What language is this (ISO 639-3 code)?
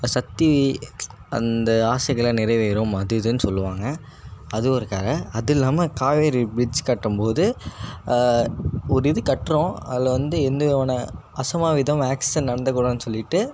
tam